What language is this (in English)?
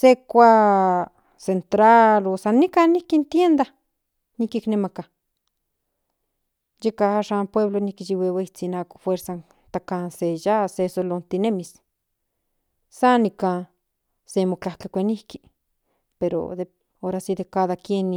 Central Nahuatl